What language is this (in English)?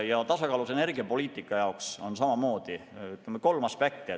Estonian